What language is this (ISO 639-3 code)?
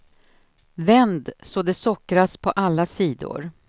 swe